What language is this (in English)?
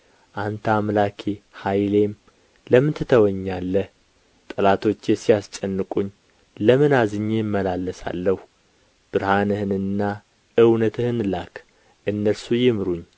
Amharic